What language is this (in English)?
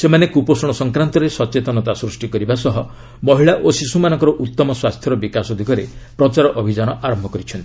Odia